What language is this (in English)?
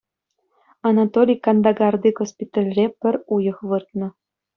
Chuvash